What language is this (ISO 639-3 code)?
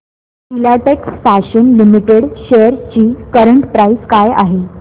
mar